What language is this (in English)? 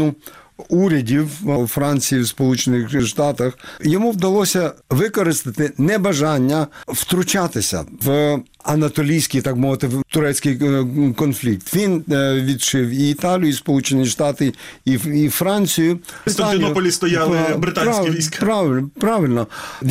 Ukrainian